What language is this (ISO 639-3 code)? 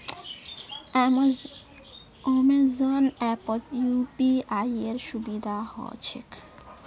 mag